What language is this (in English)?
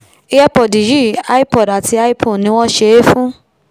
Yoruba